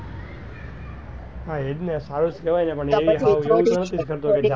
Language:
Gujarati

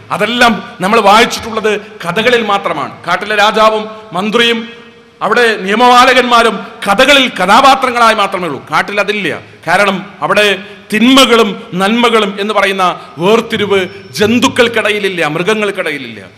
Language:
Malayalam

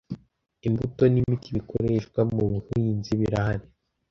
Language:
Kinyarwanda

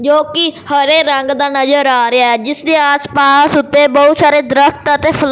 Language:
Punjabi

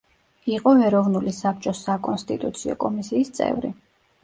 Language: Georgian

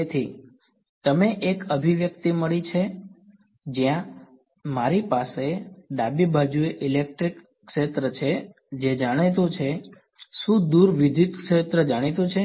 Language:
Gujarati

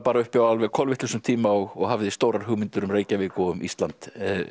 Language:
Icelandic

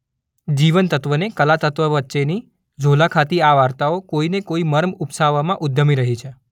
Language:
Gujarati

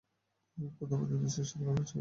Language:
Bangla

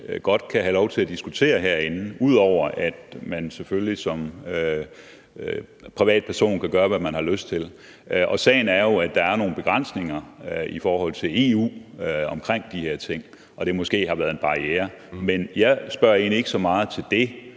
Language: Danish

